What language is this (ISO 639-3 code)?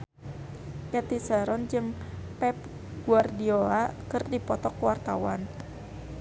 sun